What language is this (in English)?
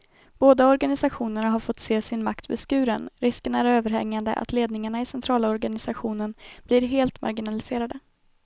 Swedish